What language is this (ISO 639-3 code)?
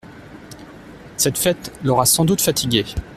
fra